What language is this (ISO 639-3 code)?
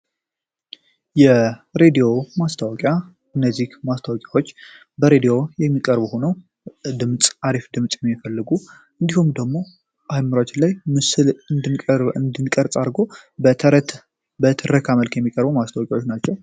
amh